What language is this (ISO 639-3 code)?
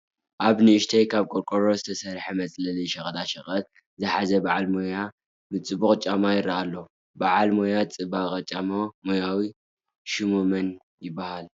tir